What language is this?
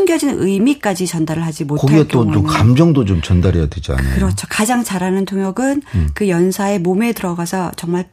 Korean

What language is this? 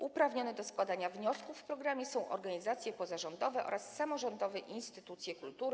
Polish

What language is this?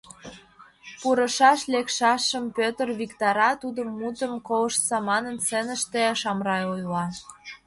Mari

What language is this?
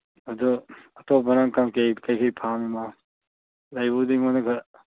Manipuri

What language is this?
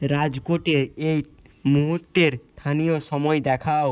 Bangla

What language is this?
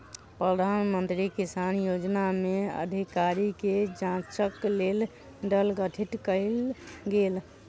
Maithili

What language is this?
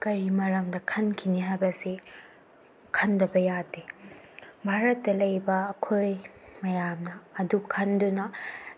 Manipuri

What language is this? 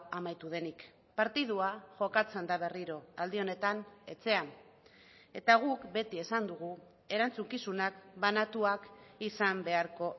Basque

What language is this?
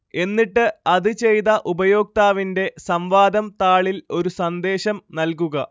Malayalam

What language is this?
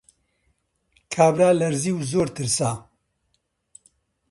Central Kurdish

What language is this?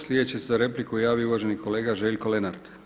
Croatian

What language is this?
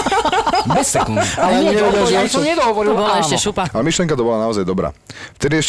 Slovak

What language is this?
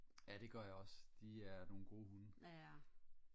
Danish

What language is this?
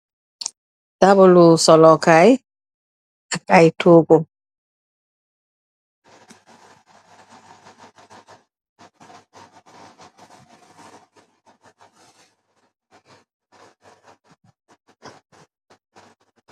Wolof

